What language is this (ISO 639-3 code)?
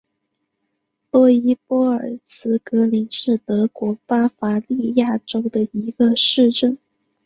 zho